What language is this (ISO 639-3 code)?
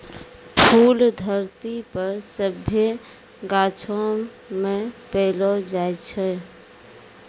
mai